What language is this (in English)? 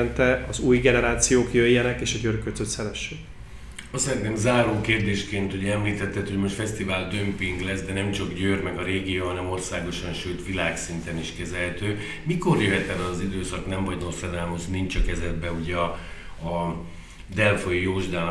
Hungarian